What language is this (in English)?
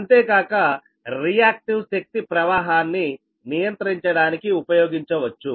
Telugu